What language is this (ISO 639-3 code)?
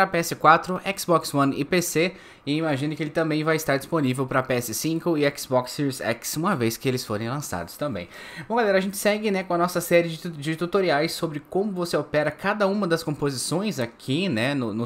por